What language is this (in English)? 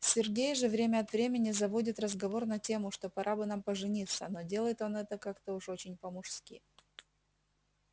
Russian